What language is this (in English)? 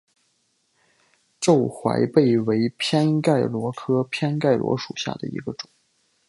Chinese